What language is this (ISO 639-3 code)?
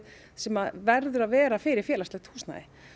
isl